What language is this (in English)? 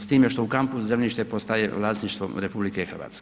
Croatian